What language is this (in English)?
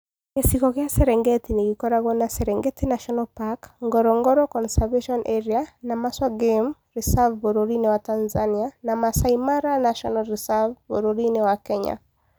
Kikuyu